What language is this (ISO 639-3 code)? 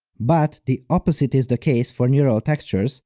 eng